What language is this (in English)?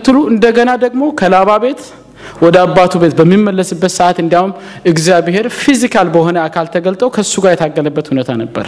Amharic